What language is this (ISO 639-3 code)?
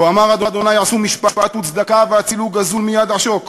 heb